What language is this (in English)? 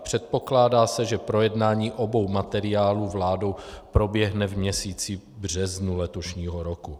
Czech